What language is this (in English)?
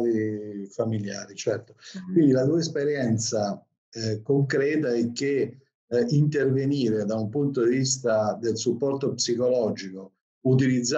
Italian